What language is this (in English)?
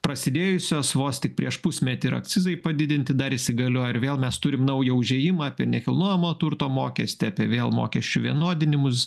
Lithuanian